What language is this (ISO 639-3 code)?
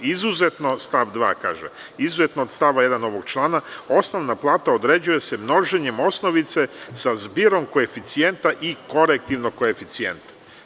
srp